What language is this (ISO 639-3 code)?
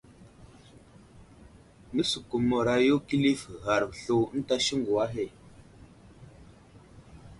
udl